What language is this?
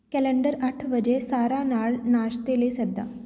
Punjabi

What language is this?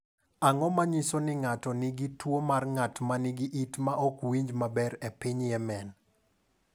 Luo (Kenya and Tanzania)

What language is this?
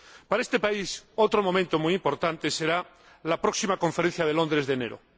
Spanish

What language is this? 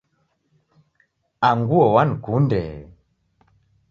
Taita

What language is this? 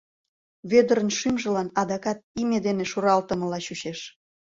Mari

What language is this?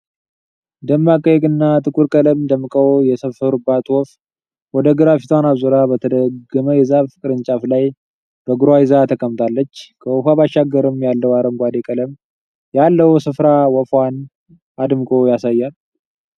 Amharic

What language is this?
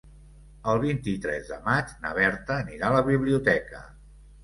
Catalan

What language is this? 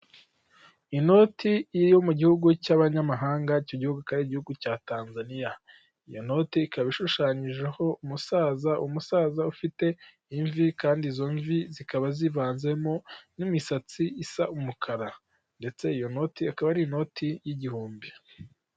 Kinyarwanda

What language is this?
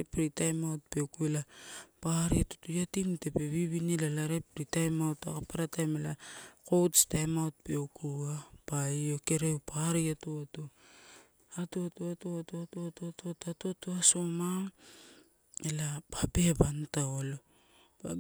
Torau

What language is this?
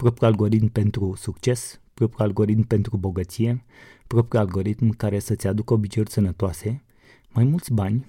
Romanian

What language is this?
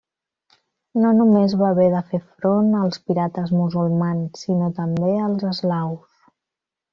Catalan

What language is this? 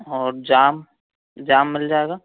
Hindi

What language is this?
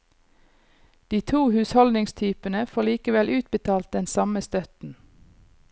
Norwegian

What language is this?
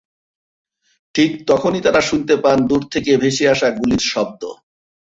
Bangla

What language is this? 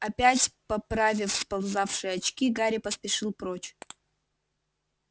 Russian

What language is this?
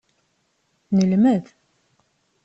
Kabyle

